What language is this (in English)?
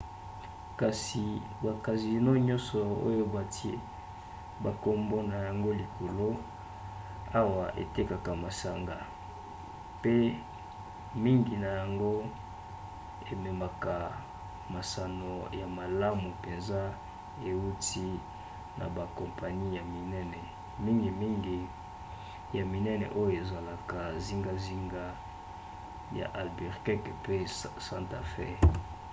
Lingala